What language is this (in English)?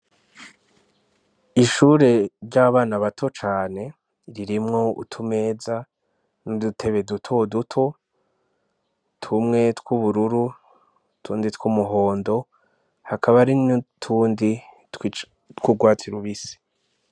Rundi